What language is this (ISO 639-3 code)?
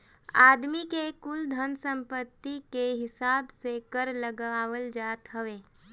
bho